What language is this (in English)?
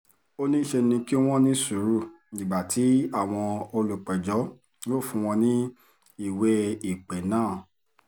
Yoruba